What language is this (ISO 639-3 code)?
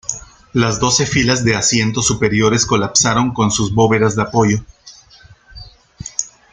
spa